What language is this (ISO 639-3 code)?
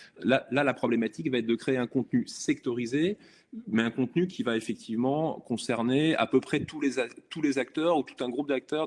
fra